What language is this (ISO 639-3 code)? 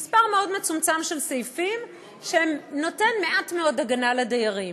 heb